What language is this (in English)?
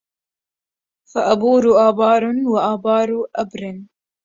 Arabic